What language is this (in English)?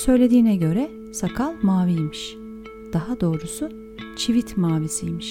Turkish